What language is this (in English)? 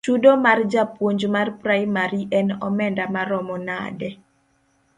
Luo (Kenya and Tanzania)